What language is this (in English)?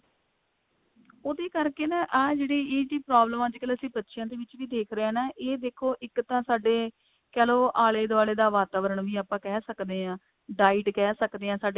Punjabi